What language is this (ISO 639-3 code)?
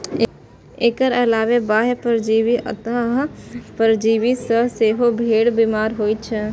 mai